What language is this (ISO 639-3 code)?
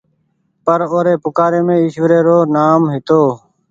gig